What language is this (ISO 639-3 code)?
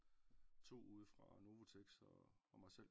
dan